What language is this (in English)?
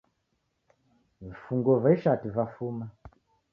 Taita